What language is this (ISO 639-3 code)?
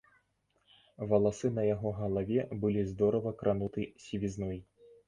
bel